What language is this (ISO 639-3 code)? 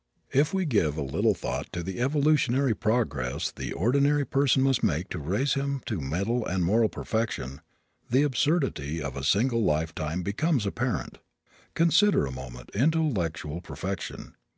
eng